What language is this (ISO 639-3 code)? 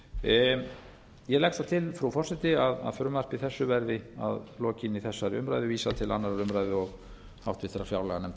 isl